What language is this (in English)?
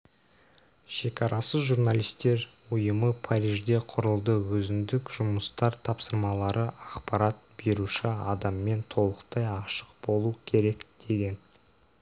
Kazakh